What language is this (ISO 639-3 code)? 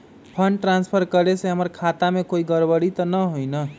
mag